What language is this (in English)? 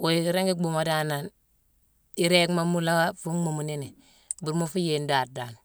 Mansoanka